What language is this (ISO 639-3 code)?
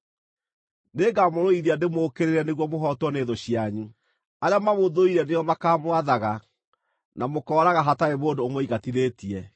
kik